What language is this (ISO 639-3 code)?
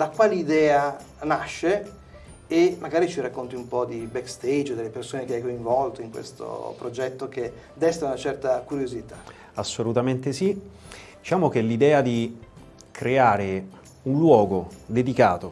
ita